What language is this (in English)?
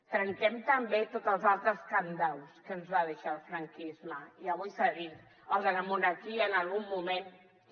Catalan